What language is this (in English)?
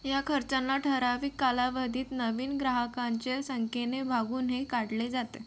Marathi